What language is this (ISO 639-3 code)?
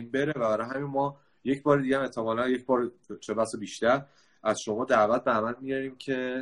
fas